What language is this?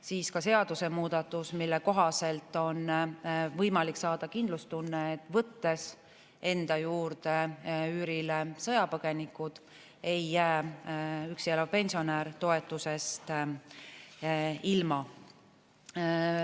Estonian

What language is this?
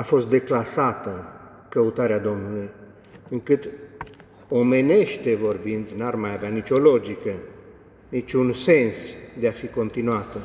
Romanian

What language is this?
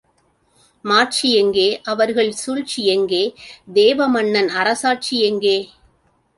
Tamil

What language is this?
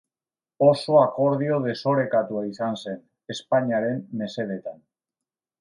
Basque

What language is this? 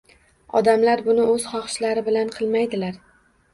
Uzbek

